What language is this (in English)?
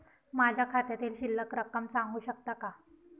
Marathi